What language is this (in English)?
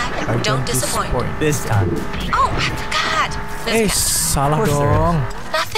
Indonesian